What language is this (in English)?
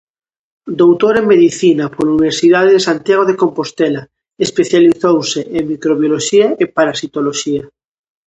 Galician